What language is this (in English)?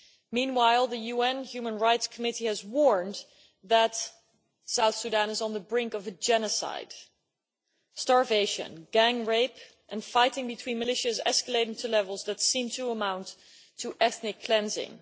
English